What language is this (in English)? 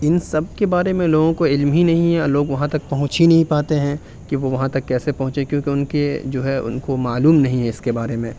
Urdu